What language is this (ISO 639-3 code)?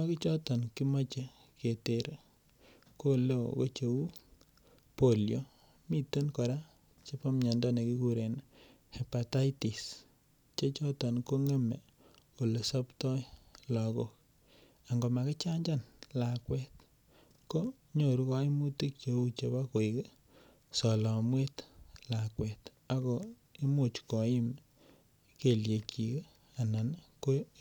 kln